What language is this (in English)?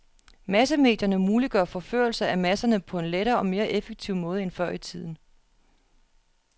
Danish